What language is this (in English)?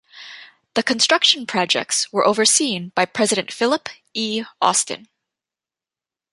English